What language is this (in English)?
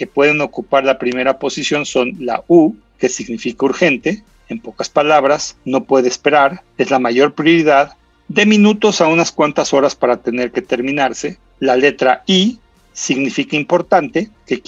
Spanish